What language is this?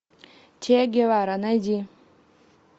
Russian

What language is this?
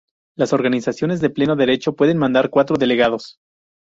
Spanish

